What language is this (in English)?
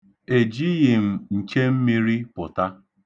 Igbo